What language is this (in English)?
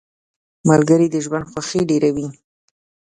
Pashto